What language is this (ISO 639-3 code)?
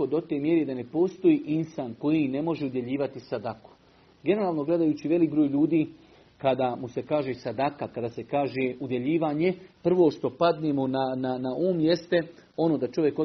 hrv